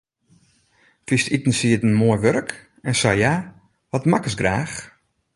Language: Western Frisian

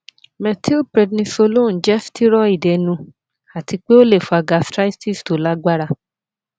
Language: Yoruba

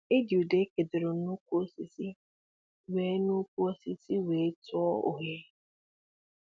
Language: Igbo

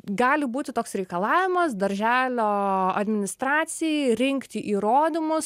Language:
Lithuanian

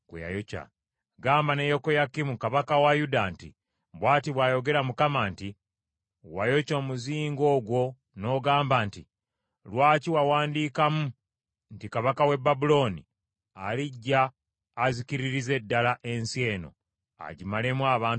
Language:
Ganda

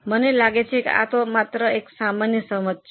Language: Gujarati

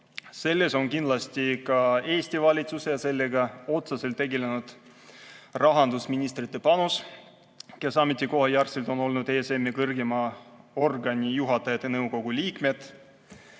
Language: Estonian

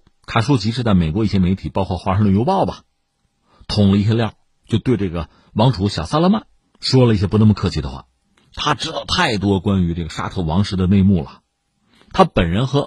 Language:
Chinese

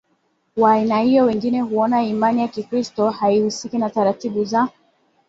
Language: Swahili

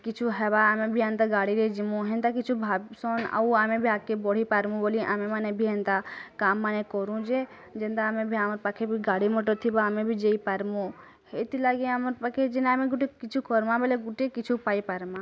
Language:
Odia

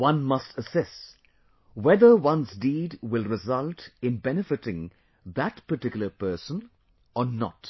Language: English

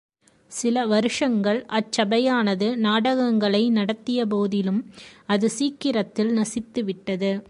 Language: Tamil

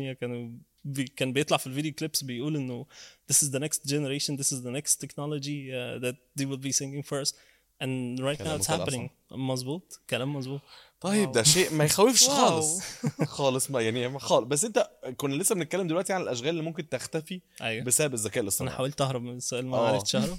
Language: Arabic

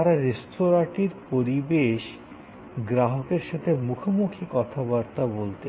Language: Bangla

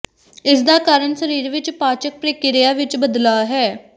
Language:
Punjabi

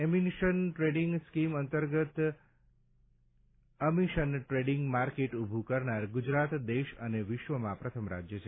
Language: Gujarati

